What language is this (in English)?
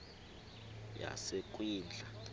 Xhosa